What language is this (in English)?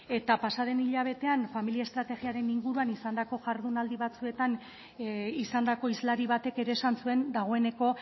Basque